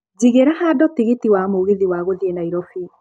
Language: Kikuyu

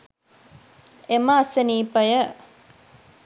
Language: Sinhala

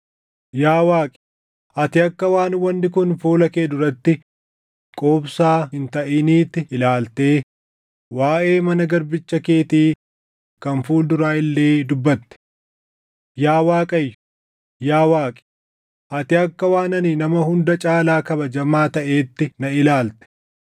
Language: Oromo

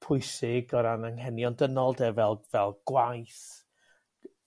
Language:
Welsh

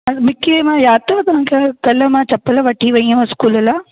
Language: Sindhi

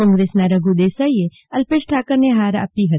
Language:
Gujarati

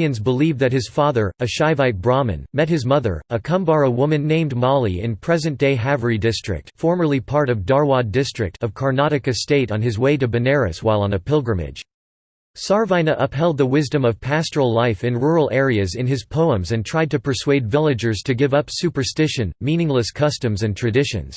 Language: English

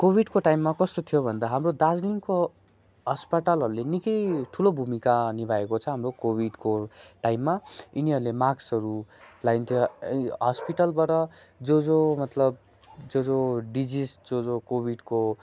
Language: Nepali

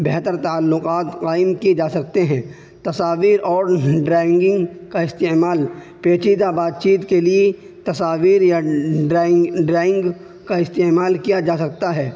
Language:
Urdu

